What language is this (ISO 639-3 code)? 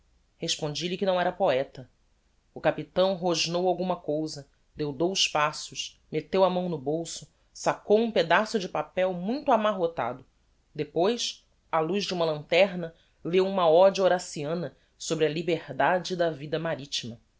por